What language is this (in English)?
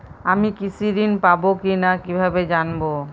Bangla